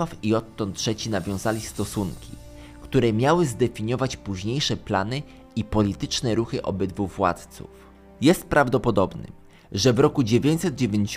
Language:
Polish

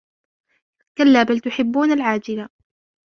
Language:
Arabic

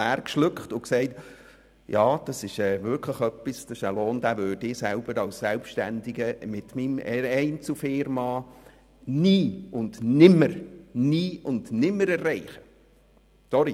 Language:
Swiss German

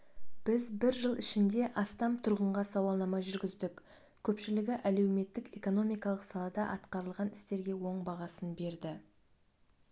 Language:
Kazakh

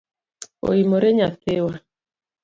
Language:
Luo (Kenya and Tanzania)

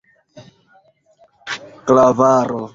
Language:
Esperanto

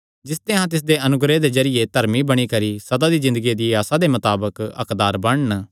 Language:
Kangri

